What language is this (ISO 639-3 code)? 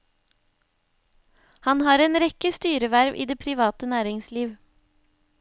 nor